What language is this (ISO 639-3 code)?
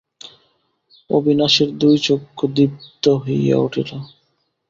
ben